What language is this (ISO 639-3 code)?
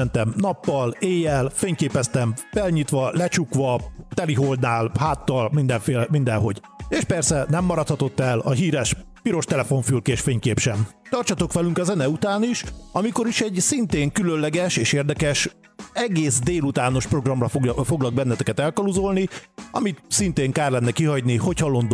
hun